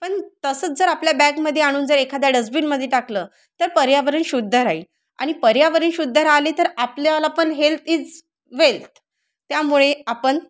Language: Marathi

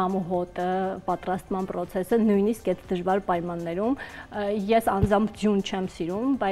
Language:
Romanian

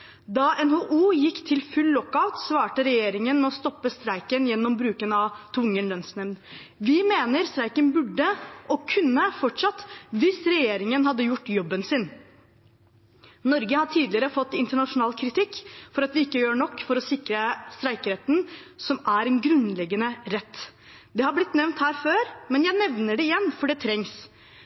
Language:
Norwegian Bokmål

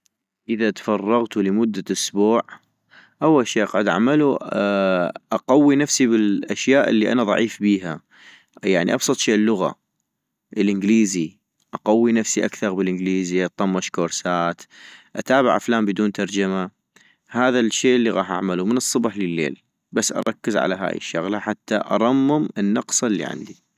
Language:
North Mesopotamian Arabic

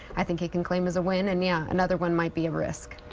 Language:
English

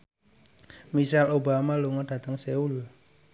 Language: Javanese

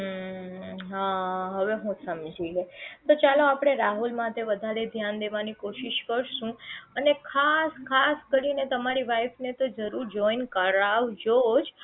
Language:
Gujarati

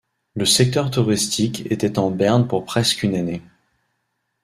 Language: French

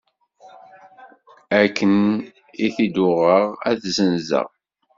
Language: Kabyle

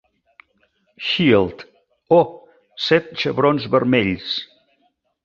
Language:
Catalan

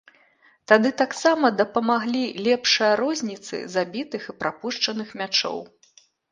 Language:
Belarusian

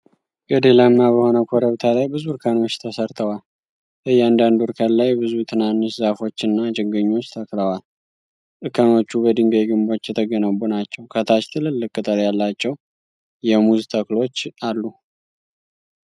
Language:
Amharic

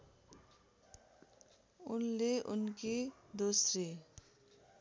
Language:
Nepali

